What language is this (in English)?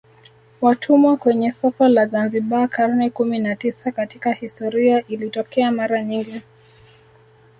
Swahili